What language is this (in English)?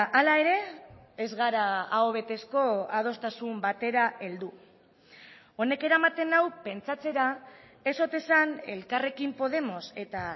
Basque